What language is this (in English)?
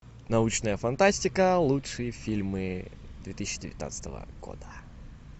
Russian